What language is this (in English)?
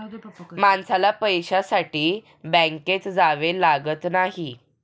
Marathi